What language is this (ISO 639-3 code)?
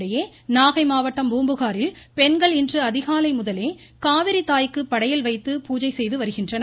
tam